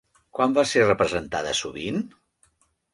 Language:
Catalan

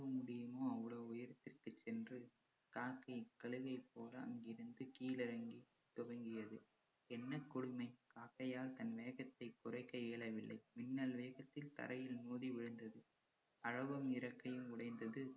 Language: Tamil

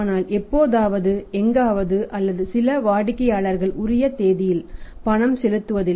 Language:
Tamil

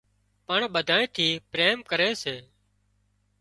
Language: Wadiyara Koli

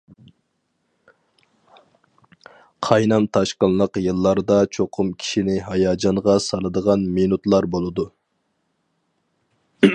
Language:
Uyghur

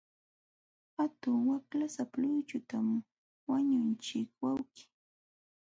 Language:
Jauja Wanca Quechua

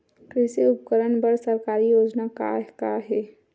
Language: Chhattisgarhi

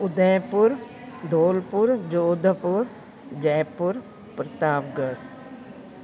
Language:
Sindhi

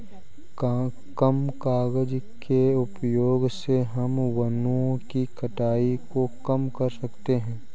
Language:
Hindi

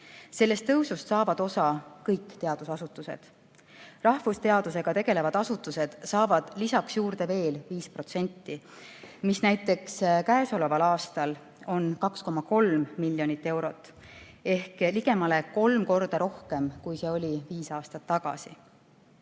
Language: Estonian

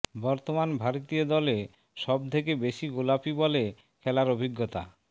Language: Bangla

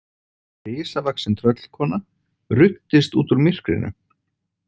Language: Icelandic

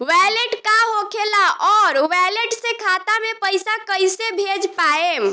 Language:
Bhojpuri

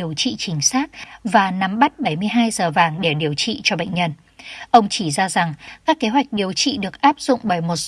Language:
Vietnamese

